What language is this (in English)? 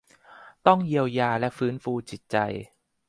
Thai